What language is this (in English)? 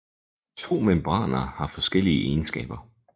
Danish